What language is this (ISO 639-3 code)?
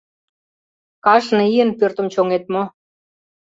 chm